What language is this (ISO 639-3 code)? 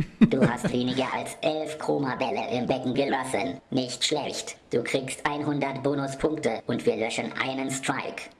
deu